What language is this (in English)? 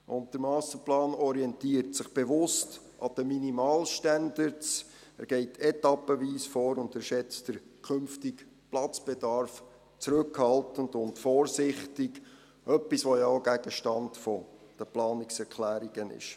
Swiss German